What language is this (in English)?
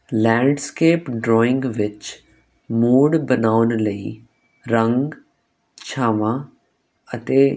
Punjabi